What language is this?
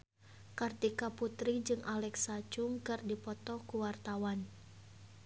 Sundanese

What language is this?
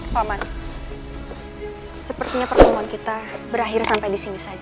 Indonesian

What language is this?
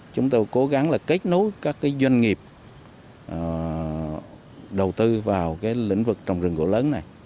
Vietnamese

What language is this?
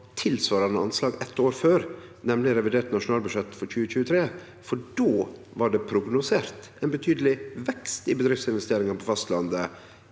Norwegian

